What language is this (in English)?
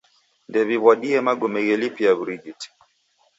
Taita